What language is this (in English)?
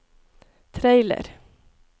Norwegian